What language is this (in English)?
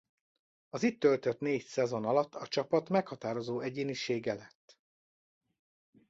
Hungarian